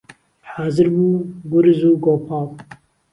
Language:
Central Kurdish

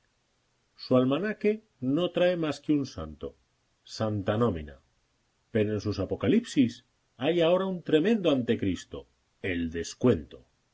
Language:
Spanish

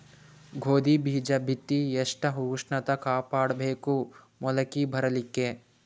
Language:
Kannada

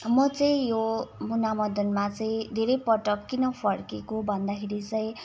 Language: Nepali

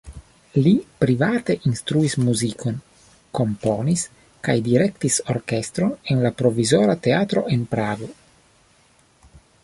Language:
Esperanto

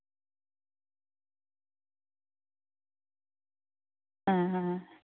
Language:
Santali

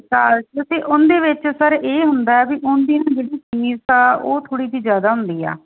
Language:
Punjabi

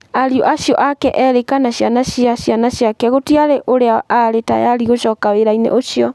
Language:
Kikuyu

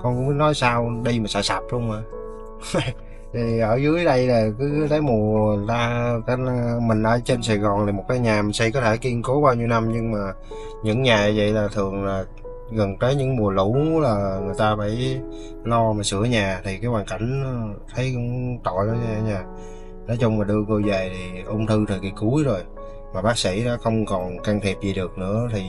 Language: Vietnamese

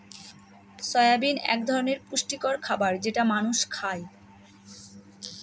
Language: Bangla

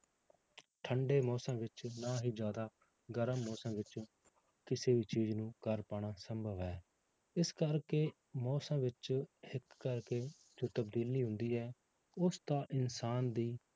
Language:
Punjabi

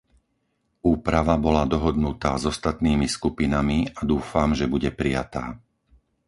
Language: Slovak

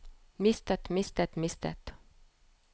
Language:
Norwegian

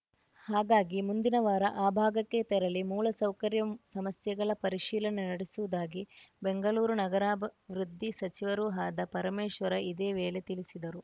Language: Kannada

